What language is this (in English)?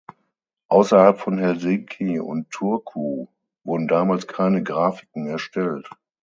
German